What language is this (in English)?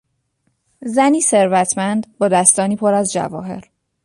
Persian